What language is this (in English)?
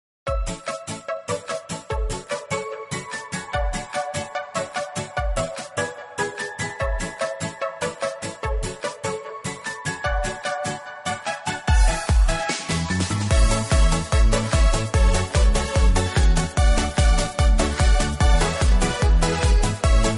Korean